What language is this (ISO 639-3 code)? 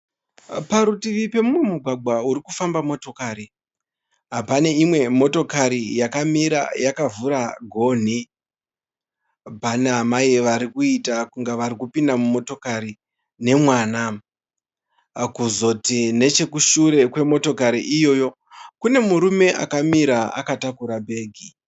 sna